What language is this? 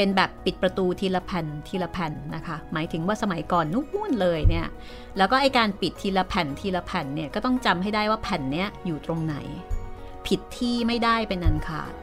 Thai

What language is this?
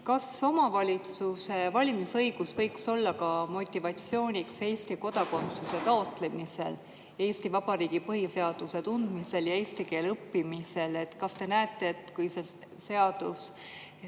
Estonian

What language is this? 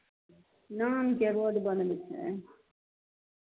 Maithili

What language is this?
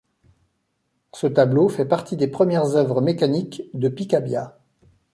French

